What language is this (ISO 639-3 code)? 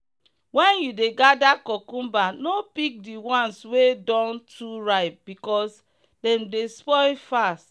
pcm